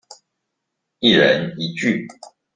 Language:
Chinese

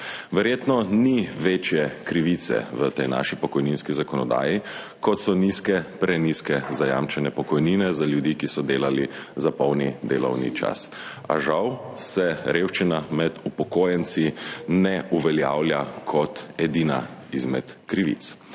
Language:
Slovenian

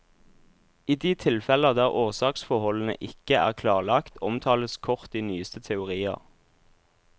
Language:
Norwegian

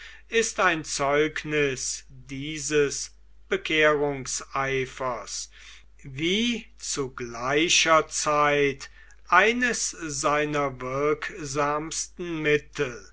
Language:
German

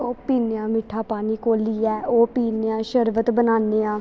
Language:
Dogri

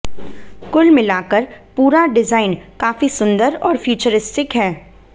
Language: Hindi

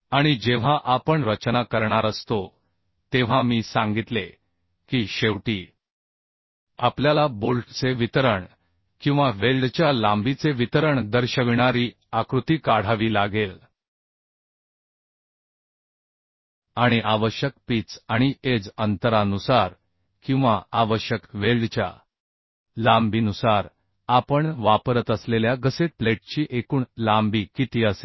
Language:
Marathi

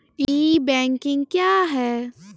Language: Maithili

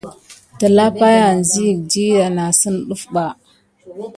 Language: Gidar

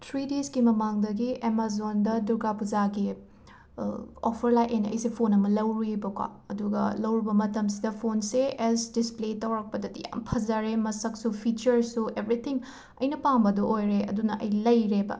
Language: Manipuri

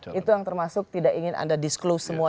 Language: Indonesian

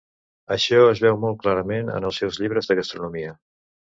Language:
Catalan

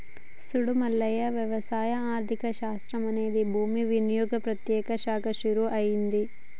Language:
Telugu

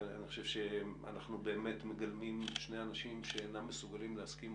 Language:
Hebrew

